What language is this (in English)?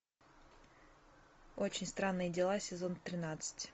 Russian